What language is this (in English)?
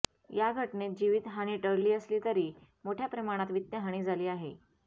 Marathi